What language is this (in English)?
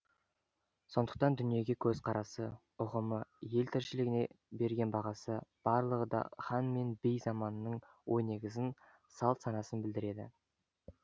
Kazakh